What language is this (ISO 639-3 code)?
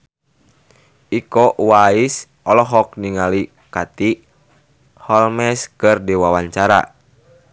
sun